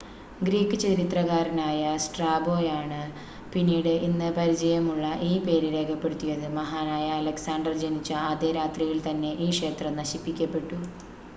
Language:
Malayalam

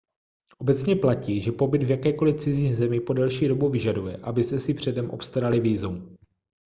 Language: Czech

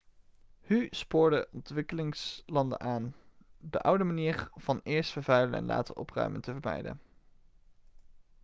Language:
Dutch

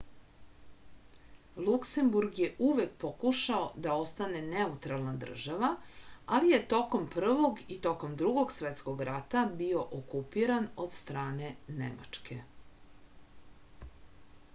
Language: Serbian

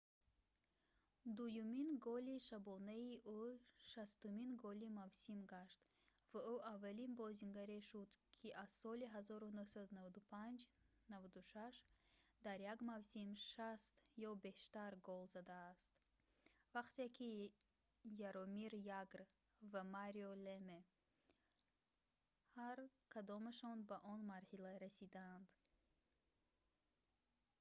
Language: Tajik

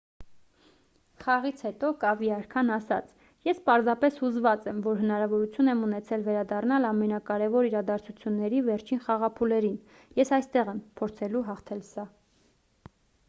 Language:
Armenian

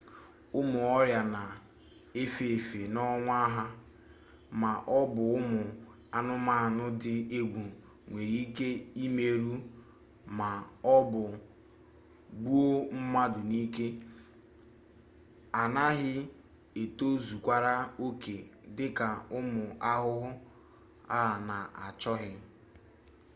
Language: Igbo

